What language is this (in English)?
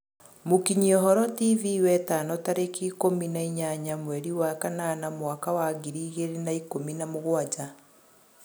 Kikuyu